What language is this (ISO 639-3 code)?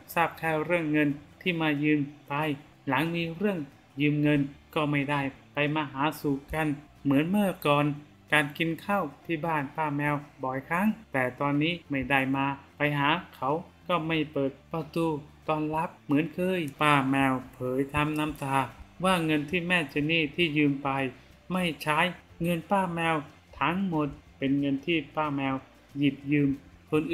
tha